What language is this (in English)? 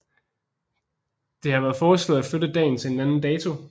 Danish